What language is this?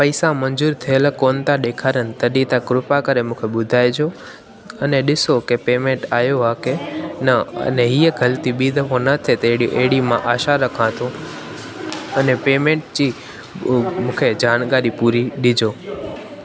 Sindhi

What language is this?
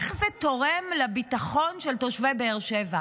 Hebrew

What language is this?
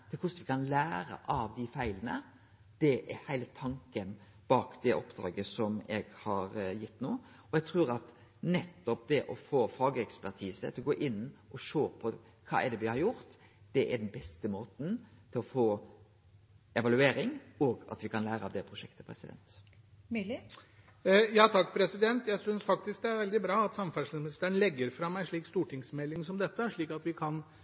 Norwegian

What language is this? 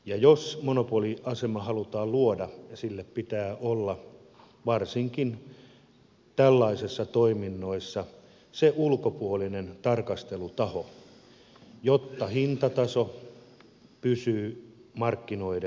Finnish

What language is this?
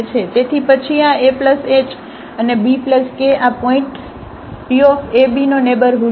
Gujarati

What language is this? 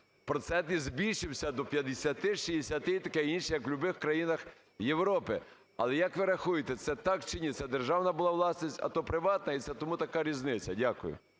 Ukrainian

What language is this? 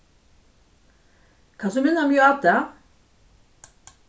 Faroese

